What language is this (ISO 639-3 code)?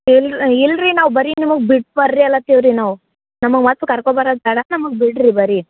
kan